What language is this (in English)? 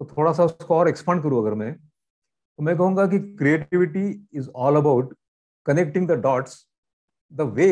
Hindi